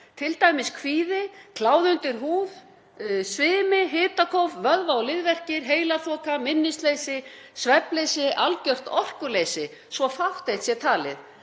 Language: Icelandic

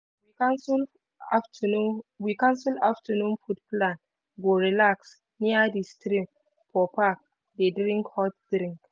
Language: Nigerian Pidgin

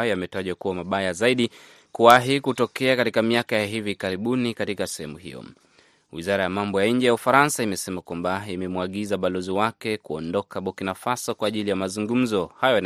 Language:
Swahili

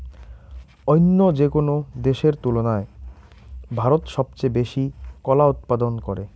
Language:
Bangla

